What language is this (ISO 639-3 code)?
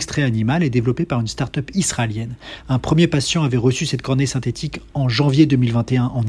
fra